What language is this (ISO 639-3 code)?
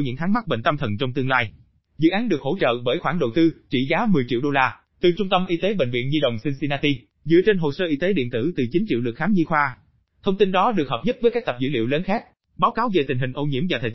vie